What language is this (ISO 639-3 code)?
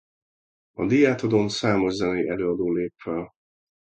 hun